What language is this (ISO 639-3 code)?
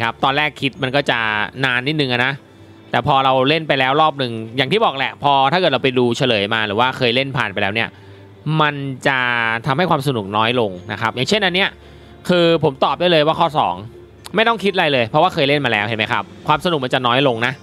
tha